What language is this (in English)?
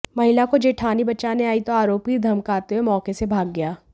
Hindi